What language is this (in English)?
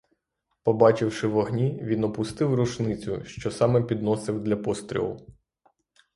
Ukrainian